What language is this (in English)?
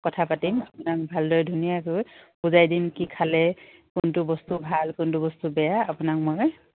Assamese